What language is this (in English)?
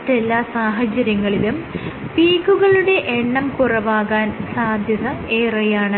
Malayalam